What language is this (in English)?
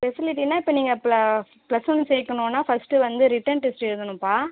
Tamil